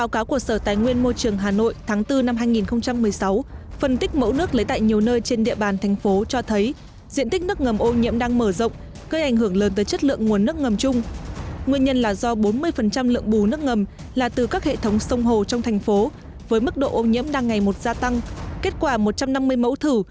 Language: Vietnamese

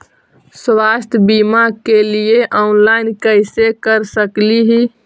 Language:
Magahi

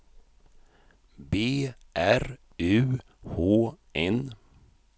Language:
Swedish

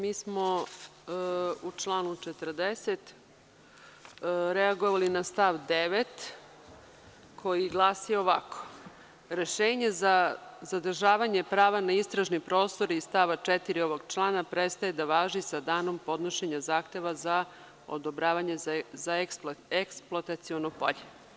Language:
Serbian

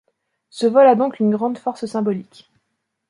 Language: French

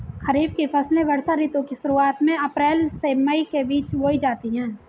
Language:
Hindi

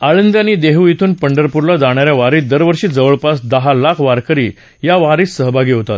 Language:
Marathi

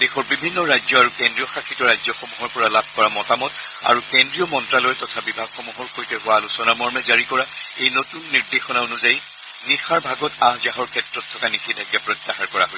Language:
Assamese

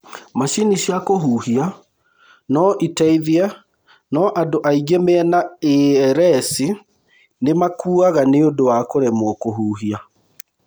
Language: Kikuyu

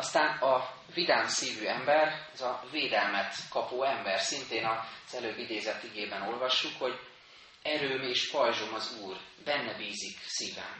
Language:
Hungarian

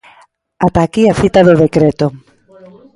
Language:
Galician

